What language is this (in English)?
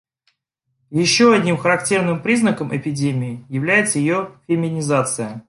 Russian